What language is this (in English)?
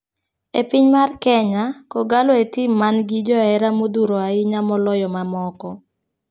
Luo (Kenya and Tanzania)